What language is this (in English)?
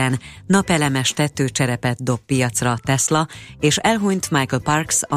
Hungarian